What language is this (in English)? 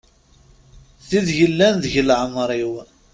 Kabyle